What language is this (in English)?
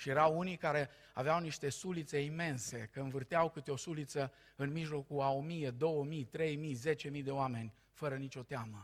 Romanian